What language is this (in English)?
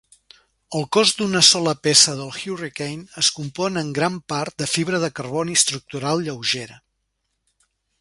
Catalan